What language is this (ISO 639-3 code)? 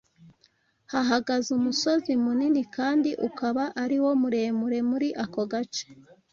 kin